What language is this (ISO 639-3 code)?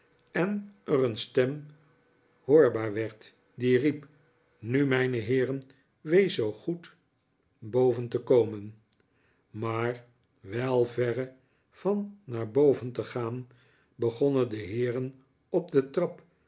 nld